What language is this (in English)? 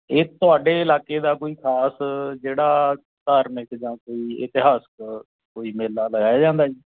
Punjabi